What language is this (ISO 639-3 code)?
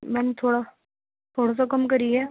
urd